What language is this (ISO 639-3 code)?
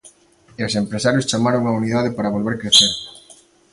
glg